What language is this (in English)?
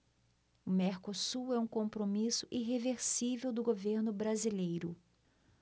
Portuguese